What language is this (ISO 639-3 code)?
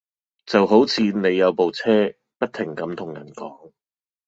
yue